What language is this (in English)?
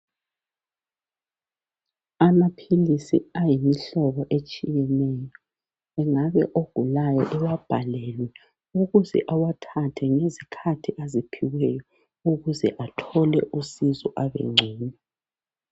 North Ndebele